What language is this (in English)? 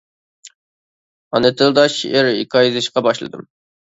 Uyghur